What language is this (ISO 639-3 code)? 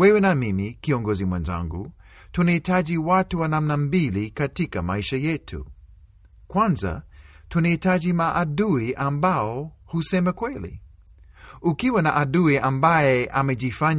swa